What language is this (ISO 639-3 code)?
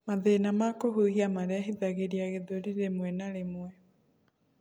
kik